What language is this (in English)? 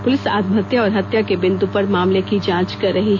Hindi